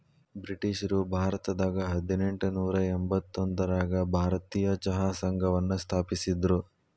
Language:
Kannada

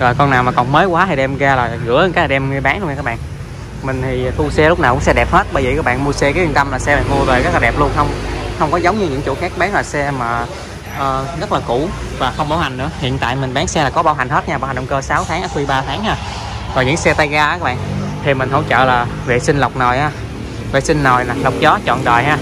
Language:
Vietnamese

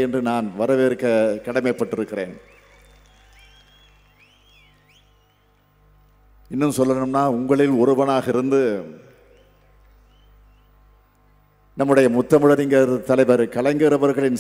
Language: Korean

